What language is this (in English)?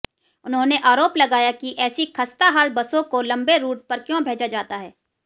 Hindi